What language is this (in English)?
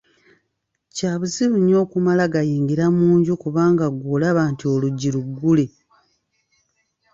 Ganda